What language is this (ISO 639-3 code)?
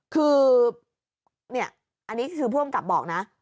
tha